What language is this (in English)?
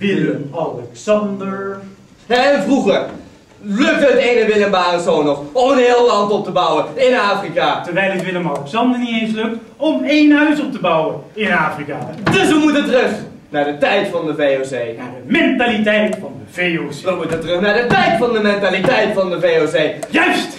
Dutch